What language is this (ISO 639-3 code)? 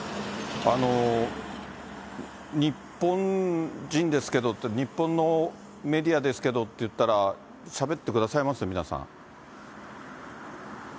jpn